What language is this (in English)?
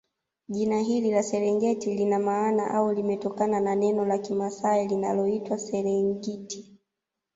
Swahili